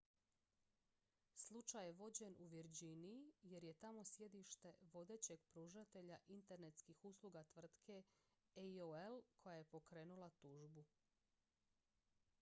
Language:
Croatian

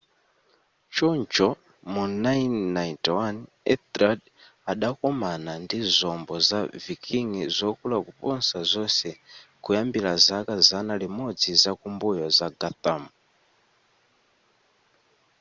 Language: Nyanja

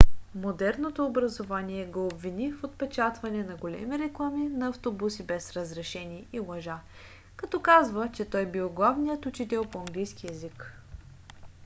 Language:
Bulgarian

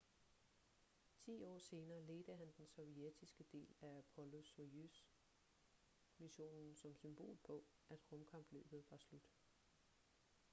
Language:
Danish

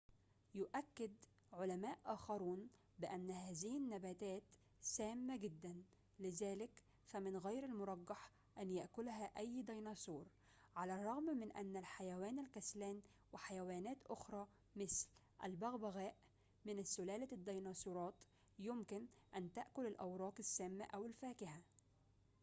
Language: Arabic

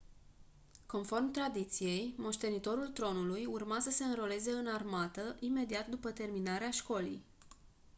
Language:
Romanian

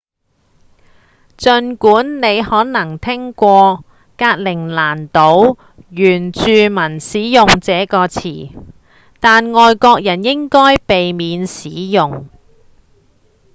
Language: Cantonese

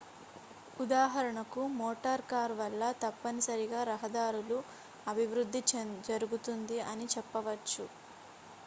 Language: Telugu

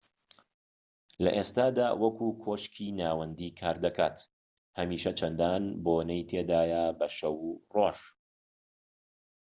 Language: Central Kurdish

